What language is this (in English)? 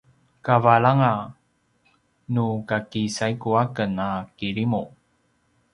Paiwan